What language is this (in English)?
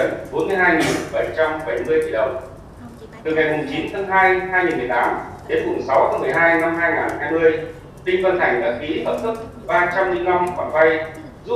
Vietnamese